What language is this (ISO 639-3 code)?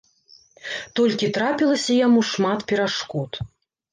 bel